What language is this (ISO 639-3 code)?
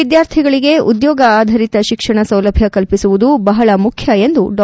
kan